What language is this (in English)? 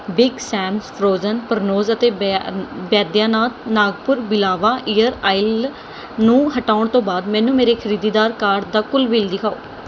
Punjabi